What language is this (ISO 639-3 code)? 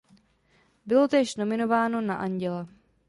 ces